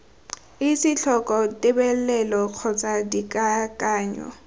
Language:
Tswana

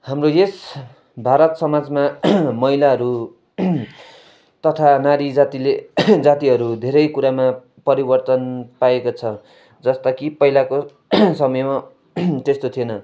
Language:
Nepali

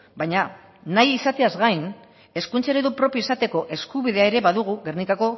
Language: Basque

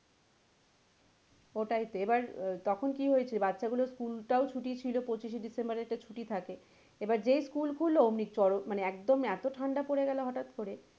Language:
Bangla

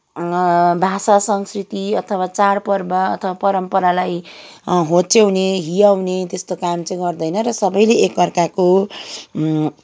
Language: Nepali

